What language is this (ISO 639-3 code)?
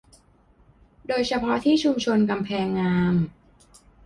tha